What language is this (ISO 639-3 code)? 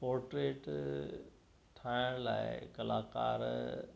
snd